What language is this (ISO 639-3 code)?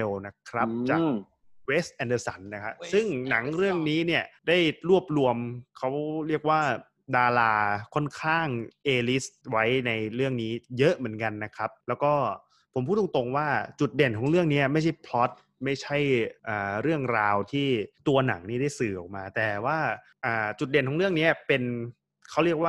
tha